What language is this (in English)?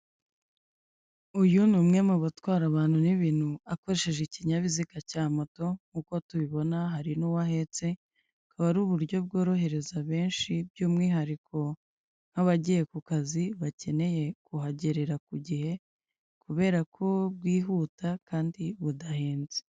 Kinyarwanda